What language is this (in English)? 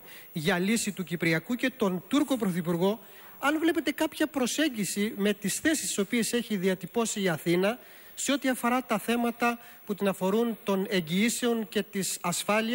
Greek